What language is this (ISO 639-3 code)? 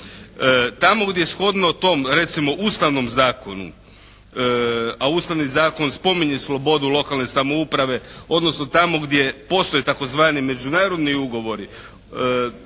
hrv